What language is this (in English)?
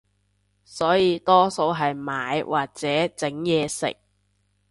Cantonese